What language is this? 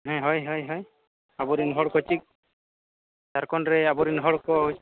Santali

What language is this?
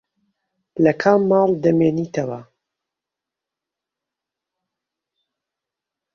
Central Kurdish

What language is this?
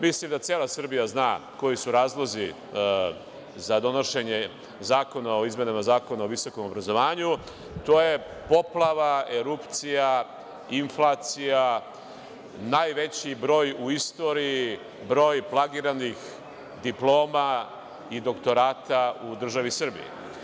Serbian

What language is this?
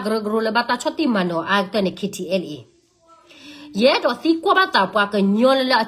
Thai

